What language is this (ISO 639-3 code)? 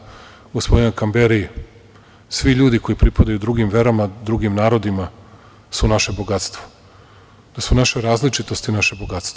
srp